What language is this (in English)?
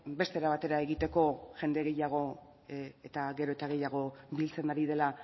Basque